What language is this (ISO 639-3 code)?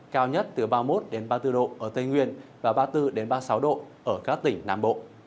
vie